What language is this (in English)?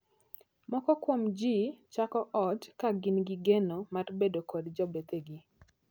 Luo (Kenya and Tanzania)